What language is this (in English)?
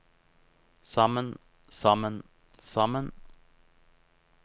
Norwegian